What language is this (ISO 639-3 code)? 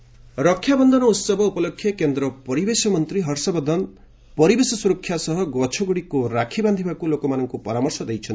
ori